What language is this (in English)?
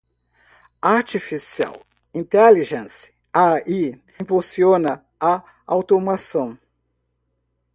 Portuguese